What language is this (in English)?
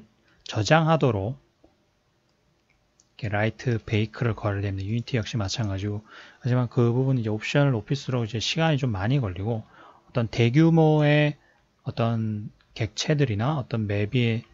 Korean